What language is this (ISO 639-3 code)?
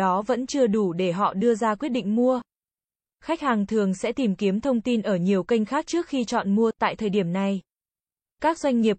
vie